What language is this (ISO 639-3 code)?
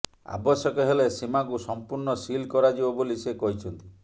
ori